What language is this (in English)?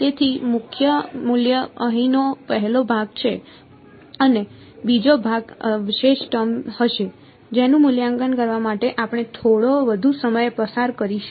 Gujarati